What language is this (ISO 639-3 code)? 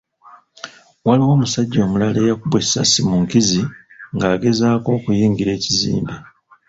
lug